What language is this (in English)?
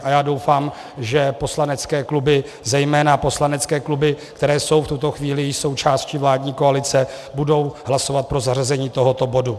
Czech